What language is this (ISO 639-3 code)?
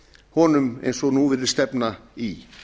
isl